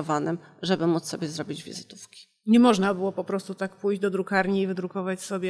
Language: Polish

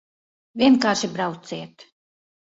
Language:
Latvian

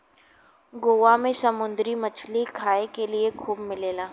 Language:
Bhojpuri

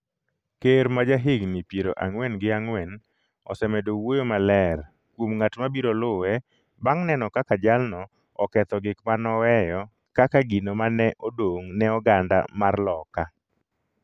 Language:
Luo (Kenya and Tanzania)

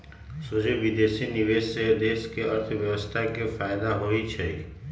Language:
Magahi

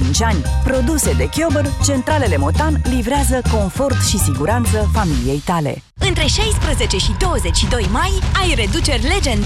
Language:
Romanian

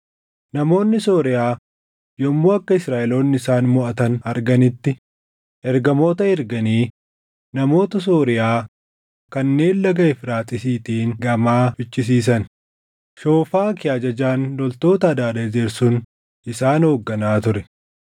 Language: Oromo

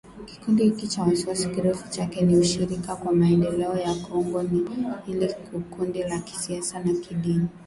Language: Swahili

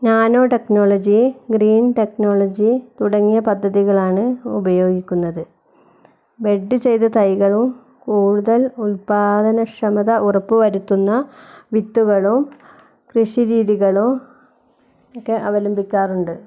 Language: Malayalam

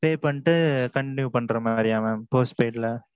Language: Tamil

